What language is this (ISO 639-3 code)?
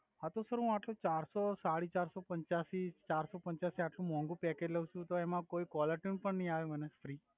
guj